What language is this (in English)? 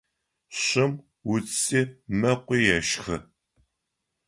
Adyghe